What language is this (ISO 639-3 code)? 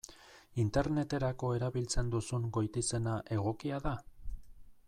eus